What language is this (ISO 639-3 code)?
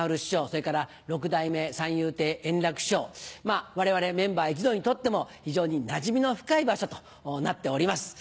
jpn